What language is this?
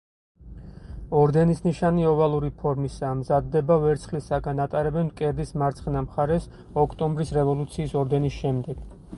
Georgian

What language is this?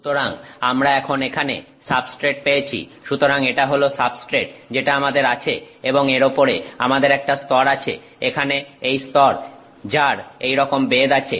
Bangla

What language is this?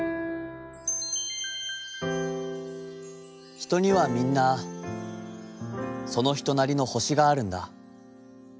Japanese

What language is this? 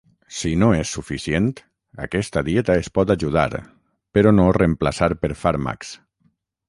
Catalan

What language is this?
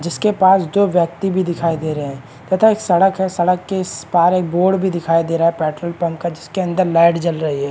Hindi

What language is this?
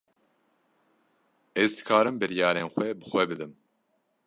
Kurdish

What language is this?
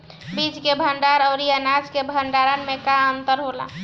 Bhojpuri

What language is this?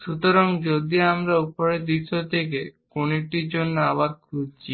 Bangla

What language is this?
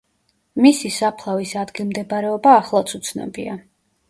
Georgian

